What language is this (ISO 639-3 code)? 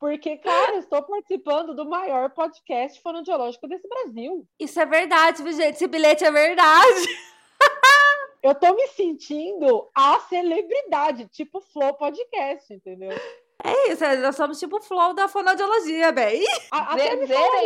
por